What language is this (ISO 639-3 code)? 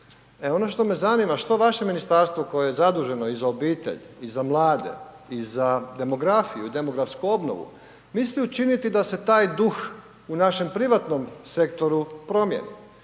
hrv